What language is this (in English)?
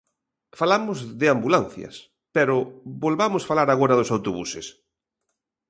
Galician